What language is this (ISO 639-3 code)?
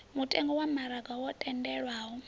ven